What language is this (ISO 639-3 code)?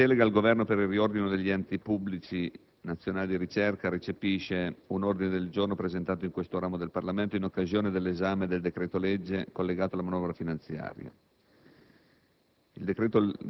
ita